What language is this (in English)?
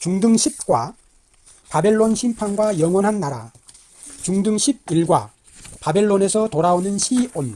Korean